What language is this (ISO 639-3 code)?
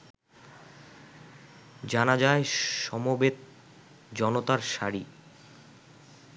ben